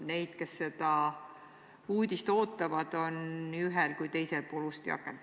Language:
Estonian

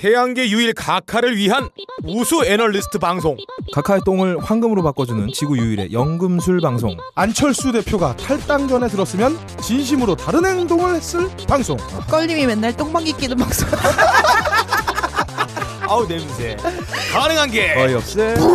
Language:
Korean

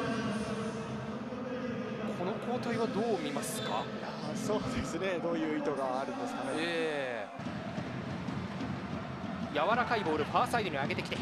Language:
Japanese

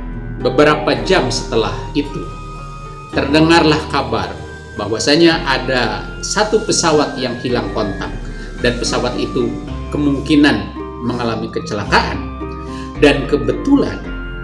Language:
Indonesian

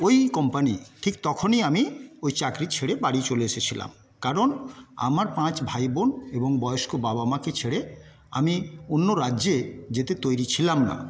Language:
Bangla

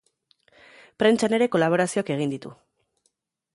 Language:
Basque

